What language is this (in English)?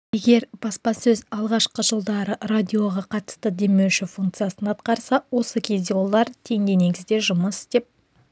Kazakh